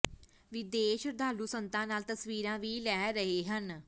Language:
Punjabi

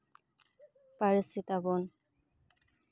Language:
Santali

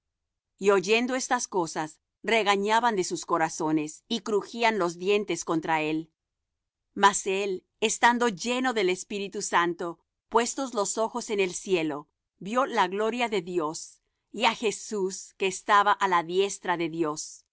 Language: Spanish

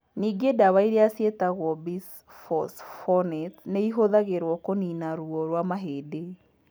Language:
Kikuyu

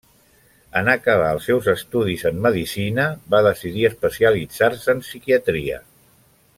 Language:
Catalan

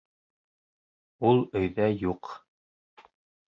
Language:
Bashkir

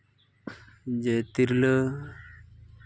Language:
Santali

